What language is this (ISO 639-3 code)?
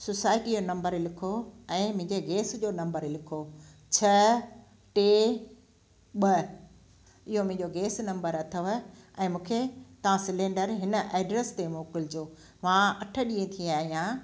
snd